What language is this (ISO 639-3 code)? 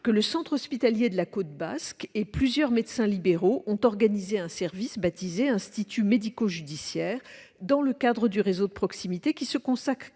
fra